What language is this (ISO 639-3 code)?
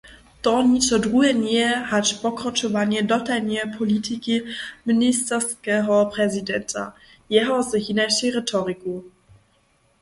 hsb